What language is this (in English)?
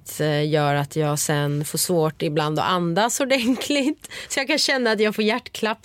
Swedish